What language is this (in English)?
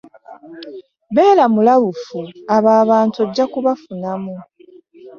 Ganda